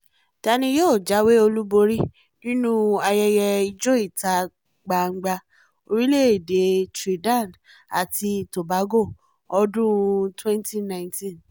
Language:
Yoruba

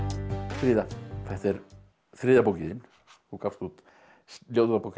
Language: Icelandic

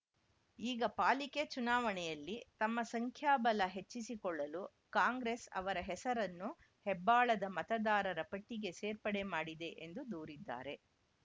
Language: Kannada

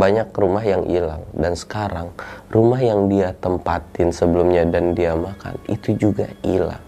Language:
Indonesian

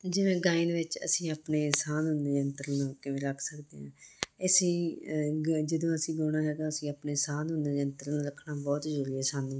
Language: Punjabi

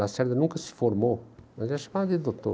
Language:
Portuguese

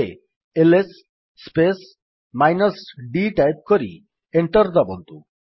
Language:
Odia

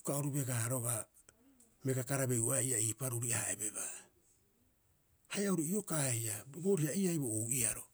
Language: Rapoisi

